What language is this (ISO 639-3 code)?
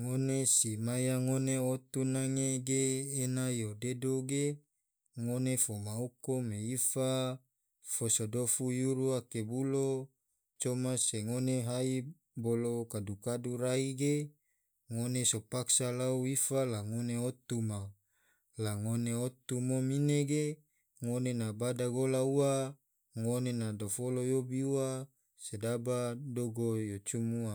tvo